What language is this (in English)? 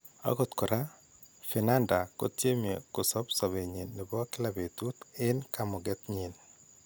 Kalenjin